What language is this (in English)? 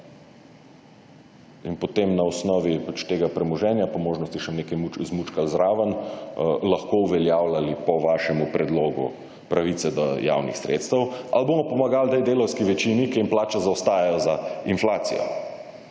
Slovenian